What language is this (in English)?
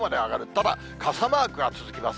Japanese